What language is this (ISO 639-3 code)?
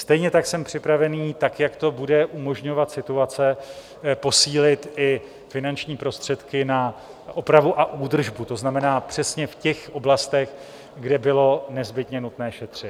ces